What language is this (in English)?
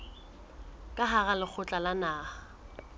Southern Sotho